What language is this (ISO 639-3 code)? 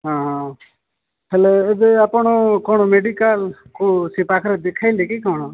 ori